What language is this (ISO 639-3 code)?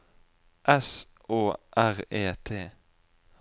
nor